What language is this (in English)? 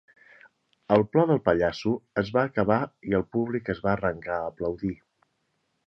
Catalan